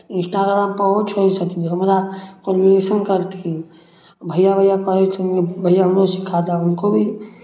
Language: Maithili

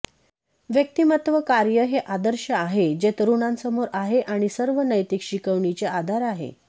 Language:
Marathi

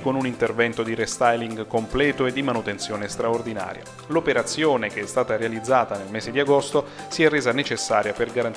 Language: Italian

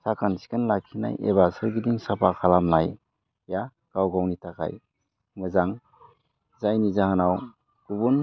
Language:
Bodo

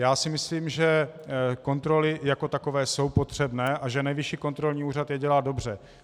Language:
Czech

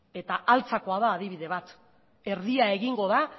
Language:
Basque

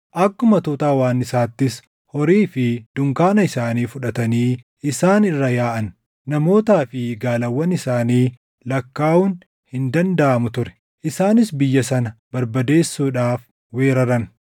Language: Oromo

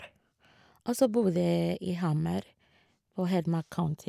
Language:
Norwegian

